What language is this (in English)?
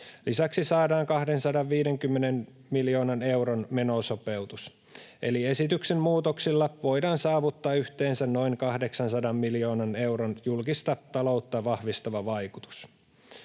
Finnish